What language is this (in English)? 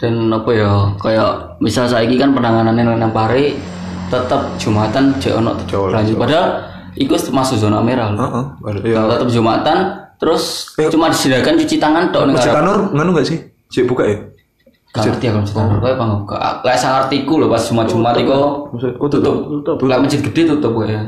Indonesian